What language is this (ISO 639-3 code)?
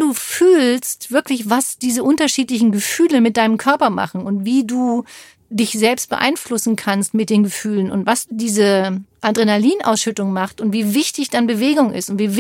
deu